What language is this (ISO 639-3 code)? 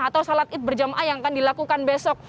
ind